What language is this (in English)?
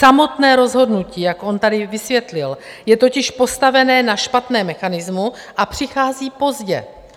Czech